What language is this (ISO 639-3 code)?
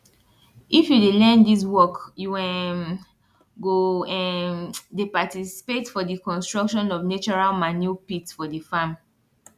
pcm